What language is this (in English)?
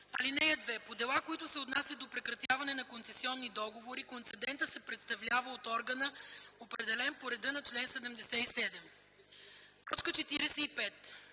Bulgarian